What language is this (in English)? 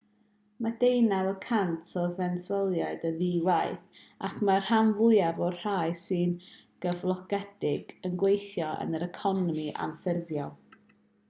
Welsh